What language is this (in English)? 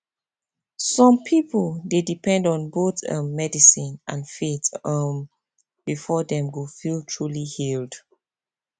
Nigerian Pidgin